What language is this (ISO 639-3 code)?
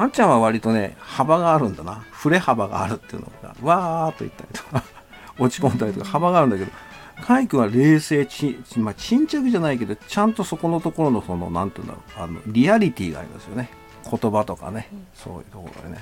jpn